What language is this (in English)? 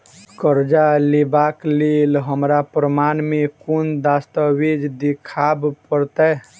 Maithili